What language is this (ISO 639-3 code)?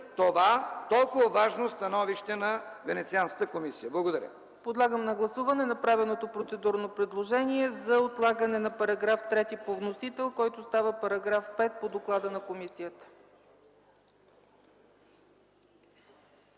bul